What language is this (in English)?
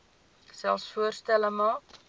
Afrikaans